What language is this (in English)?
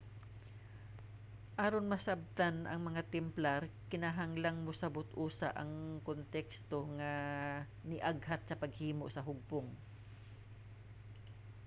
Cebuano